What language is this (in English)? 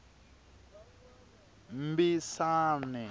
Tsonga